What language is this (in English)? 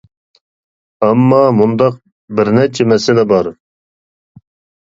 Uyghur